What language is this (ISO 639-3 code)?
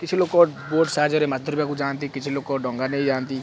ori